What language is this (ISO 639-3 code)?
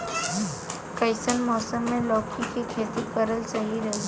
bho